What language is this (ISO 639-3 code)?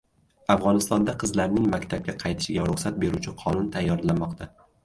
uzb